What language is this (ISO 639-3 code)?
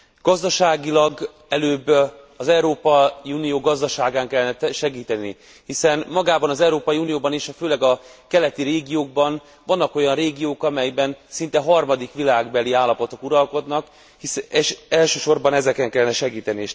hun